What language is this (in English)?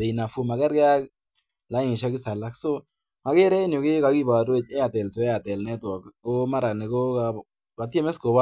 Kalenjin